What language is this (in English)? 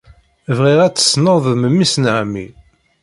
Kabyle